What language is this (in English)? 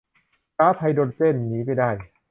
Thai